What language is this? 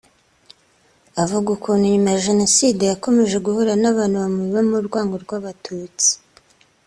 Kinyarwanda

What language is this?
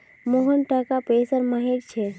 Magahi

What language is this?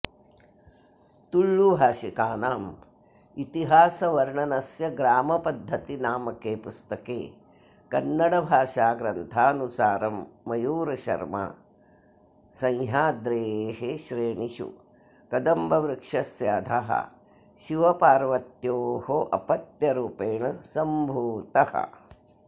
Sanskrit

